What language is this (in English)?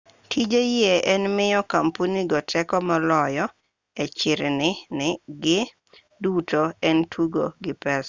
Luo (Kenya and Tanzania)